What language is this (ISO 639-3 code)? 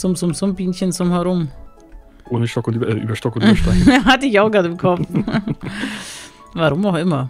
deu